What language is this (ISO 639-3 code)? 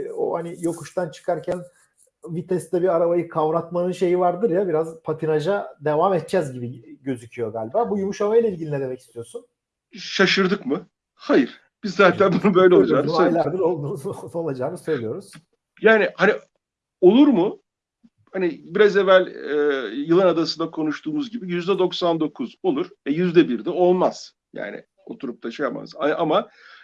tur